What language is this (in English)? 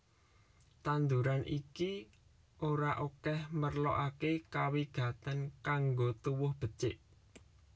Javanese